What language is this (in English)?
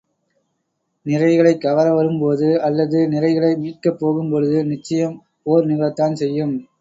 Tamil